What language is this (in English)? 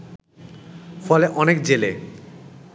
Bangla